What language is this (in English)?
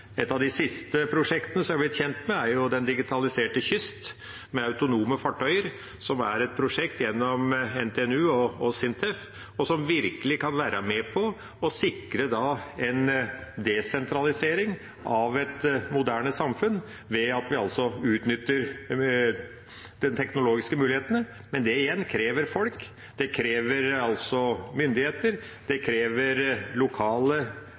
Norwegian Bokmål